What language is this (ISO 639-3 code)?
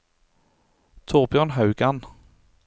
nor